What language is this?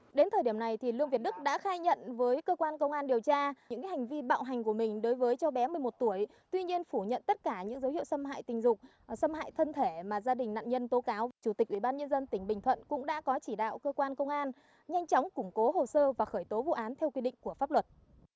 Vietnamese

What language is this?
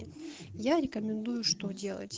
Russian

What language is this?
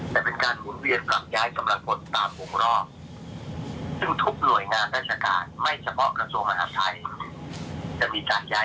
Thai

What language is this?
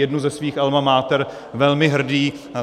Czech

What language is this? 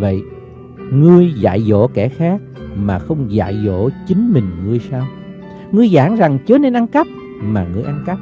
Vietnamese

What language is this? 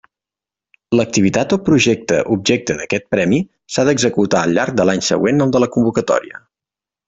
Catalan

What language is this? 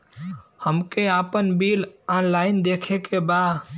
Bhojpuri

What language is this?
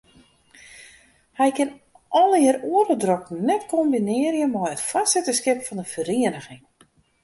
Western Frisian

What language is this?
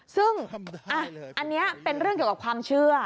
Thai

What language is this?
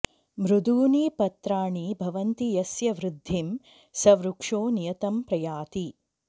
Sanskrit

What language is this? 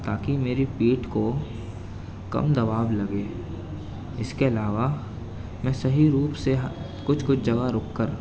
Urdu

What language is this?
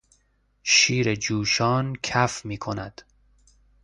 Persian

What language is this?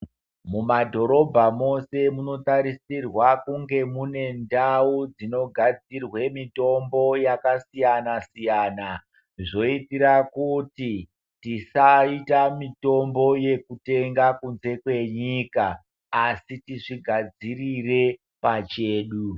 Ndau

